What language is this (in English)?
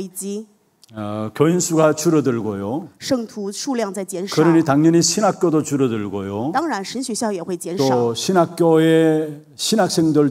Korean